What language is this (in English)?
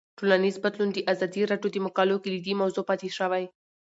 Pashto